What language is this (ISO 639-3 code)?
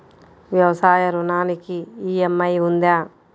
tel